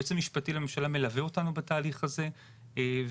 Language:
Hebrew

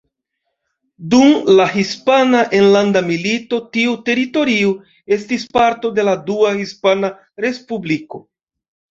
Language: Esperanto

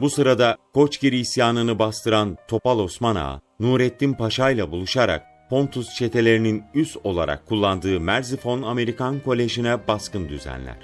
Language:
Turkish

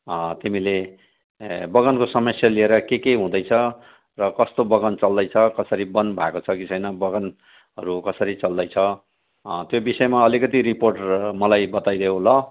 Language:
Nepali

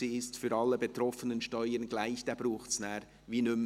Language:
Swiss German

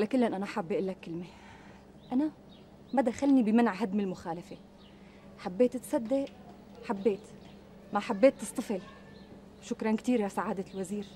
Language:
Arabic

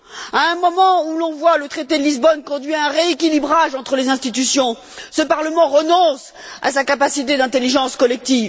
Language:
French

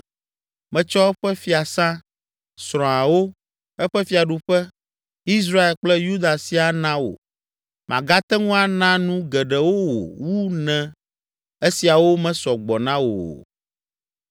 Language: Ewe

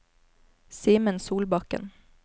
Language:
Norwegian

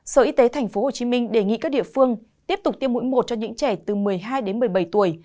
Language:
Vietnamese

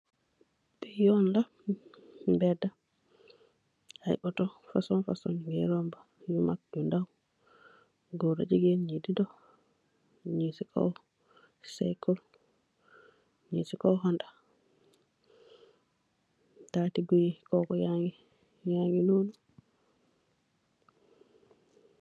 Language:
Wolof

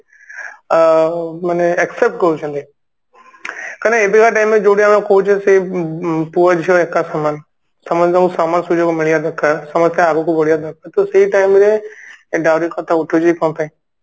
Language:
Odia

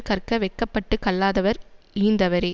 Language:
Tamil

